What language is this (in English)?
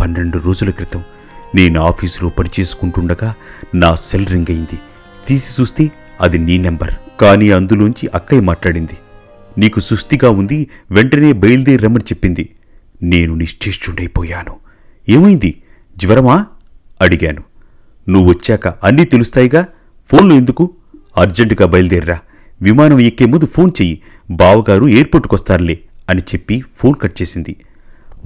Telugu